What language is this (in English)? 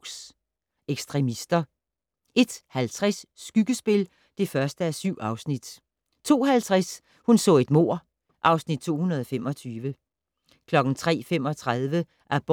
Danish